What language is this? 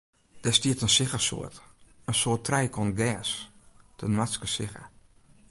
Western Frisian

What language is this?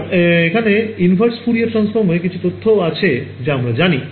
Bangla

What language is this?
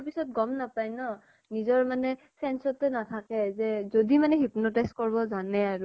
Assamese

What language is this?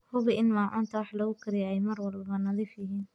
Somali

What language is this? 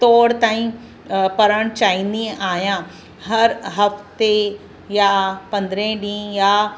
Sindhi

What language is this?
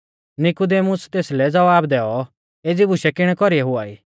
Mahasu Pahari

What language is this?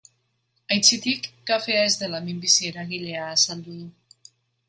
Basque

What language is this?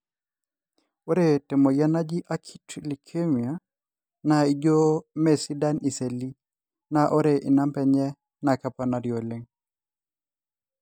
Masai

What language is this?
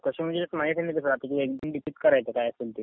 Marathi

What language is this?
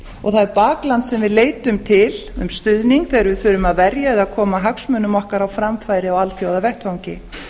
Icelandic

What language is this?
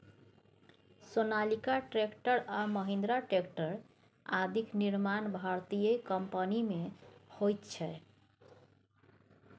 Maithili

